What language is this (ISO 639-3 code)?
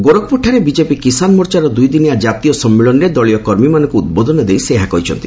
ori